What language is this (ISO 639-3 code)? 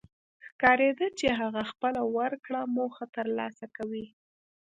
pus